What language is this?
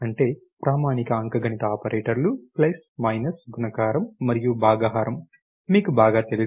Telugu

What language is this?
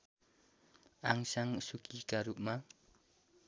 Nepali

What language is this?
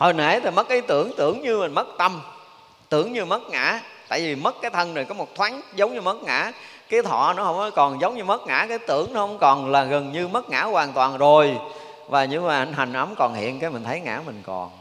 Vietnamese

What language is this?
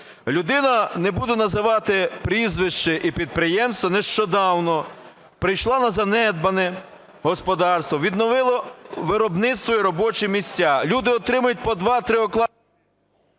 Ukrainian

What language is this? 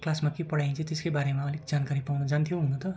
Nepali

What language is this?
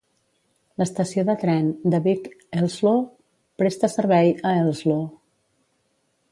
Catalan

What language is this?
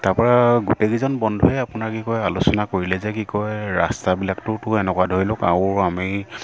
Assamese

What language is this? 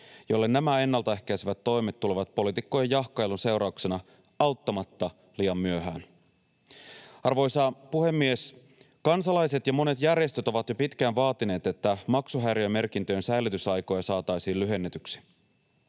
Finnish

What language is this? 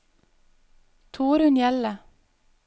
Norwegian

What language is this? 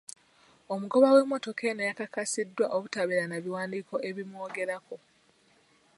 Ganda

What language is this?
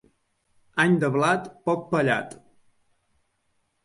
Catalan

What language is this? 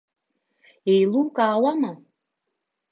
Abkhazian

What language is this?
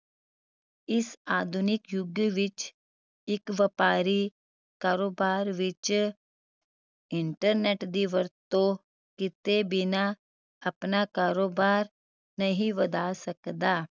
Punjabi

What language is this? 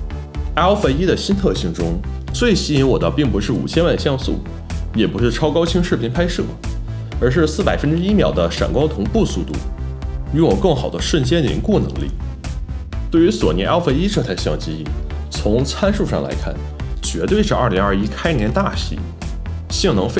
Chinese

